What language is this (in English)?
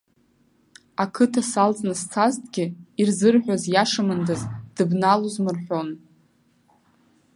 Abkhazian